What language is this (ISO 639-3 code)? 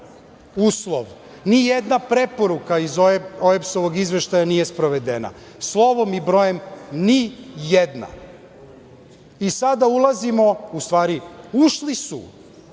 srp